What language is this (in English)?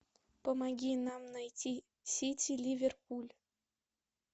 Russian